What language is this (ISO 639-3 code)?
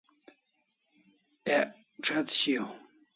kls